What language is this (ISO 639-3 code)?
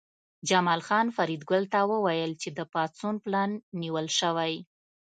pus